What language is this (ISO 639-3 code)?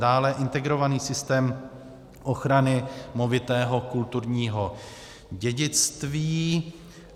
ces